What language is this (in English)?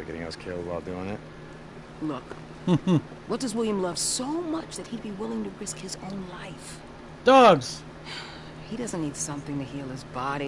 English